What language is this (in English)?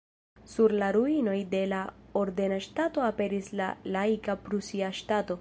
Esperanto